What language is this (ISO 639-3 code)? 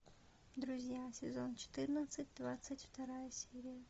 rus